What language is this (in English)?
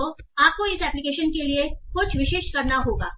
Hindi